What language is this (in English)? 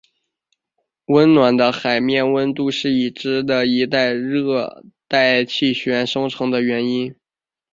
Chinese